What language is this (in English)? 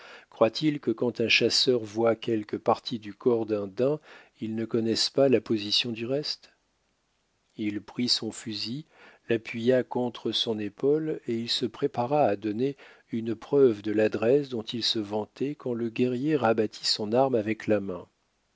French